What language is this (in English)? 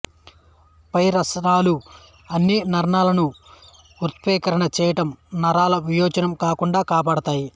Telugu